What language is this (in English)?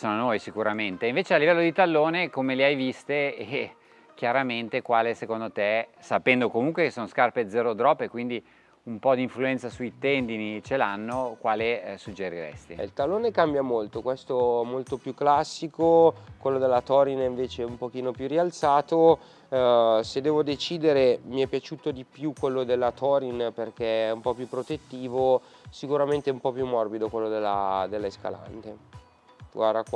Italian